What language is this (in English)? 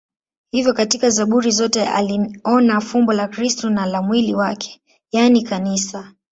Swahili